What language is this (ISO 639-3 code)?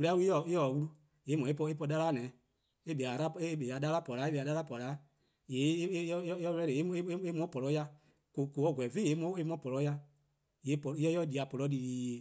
kqo